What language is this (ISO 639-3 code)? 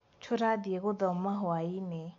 kik